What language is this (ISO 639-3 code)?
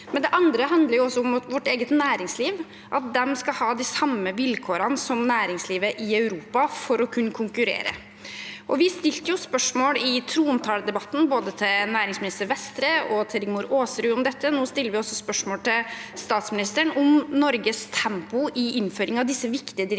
nor